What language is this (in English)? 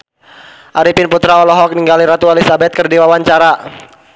Sundanese